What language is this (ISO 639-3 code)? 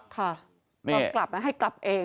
tha